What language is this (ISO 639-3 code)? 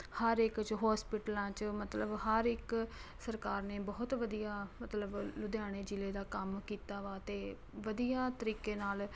pan